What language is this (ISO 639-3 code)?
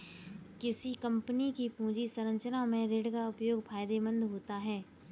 hin